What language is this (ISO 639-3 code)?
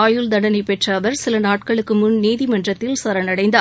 tam